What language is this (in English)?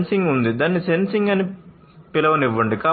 Telugu